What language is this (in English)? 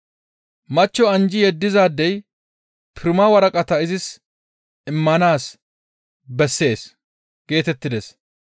Gamo